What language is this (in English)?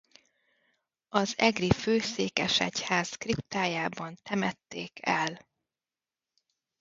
Hungarian